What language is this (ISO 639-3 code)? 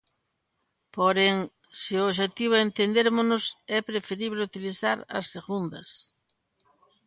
glg